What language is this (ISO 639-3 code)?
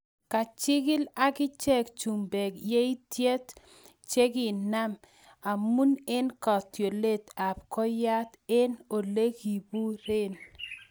kln